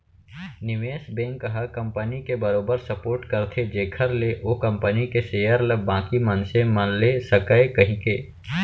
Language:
Chhattisgarhi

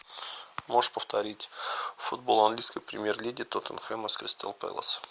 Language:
Russian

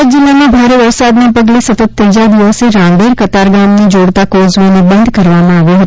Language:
Gujarati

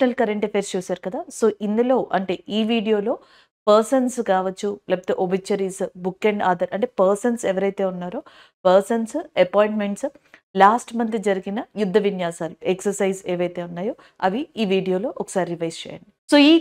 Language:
Telugu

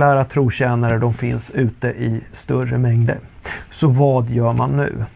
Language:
Swedish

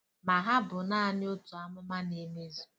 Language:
Igbo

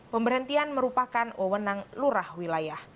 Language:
Indonesian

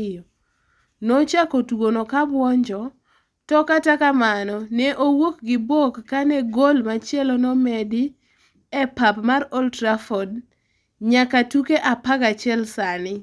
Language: Luo (Kenya and Tanzania)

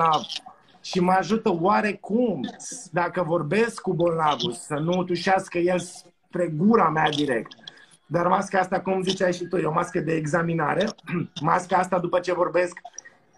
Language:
Romanian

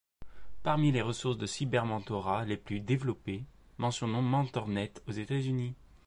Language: French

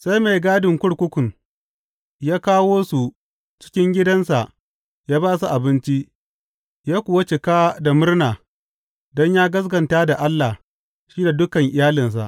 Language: Hausa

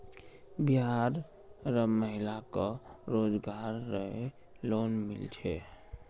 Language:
Magahi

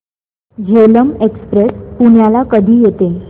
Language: Marathi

